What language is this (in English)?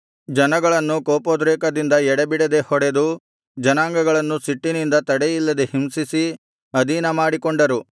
Kannada